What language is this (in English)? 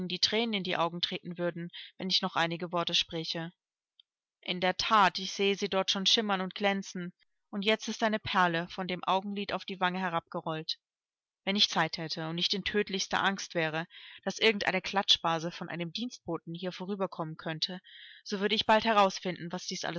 German